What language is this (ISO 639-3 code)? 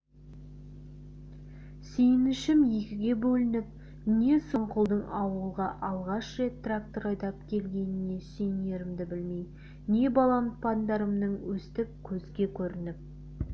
kaz